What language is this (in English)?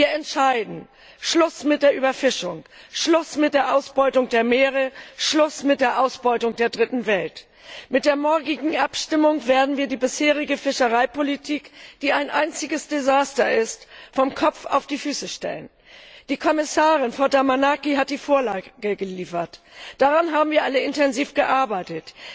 German